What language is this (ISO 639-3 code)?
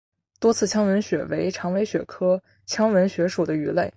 zho